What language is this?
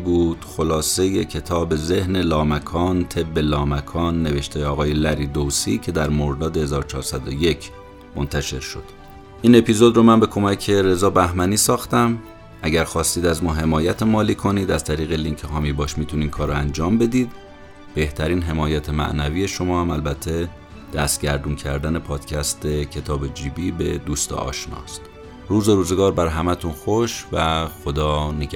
Persian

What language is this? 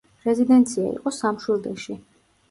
Georgian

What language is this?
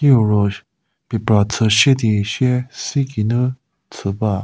Angami Naga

